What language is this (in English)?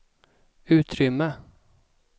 Swedish